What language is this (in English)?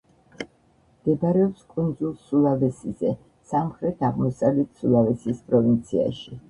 Georgian